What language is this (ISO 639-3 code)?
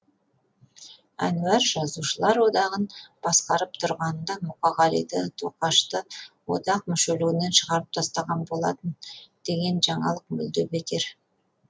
kaz